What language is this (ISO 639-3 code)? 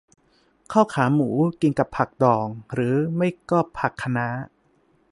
tha